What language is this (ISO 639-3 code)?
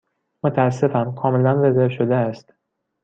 fas